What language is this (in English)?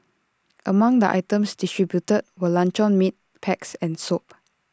English